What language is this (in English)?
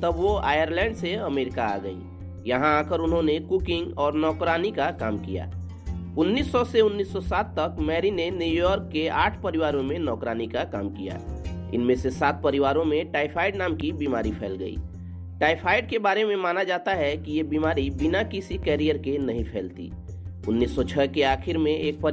Hindi